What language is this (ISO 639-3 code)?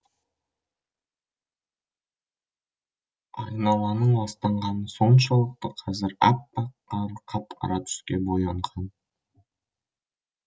kaz